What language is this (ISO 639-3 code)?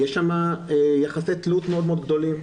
heb